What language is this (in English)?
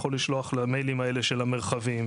Hebrew